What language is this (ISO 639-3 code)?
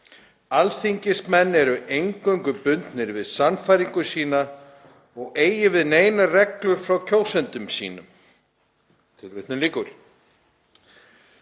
isl